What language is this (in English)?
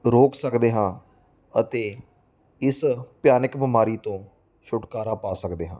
Punjabi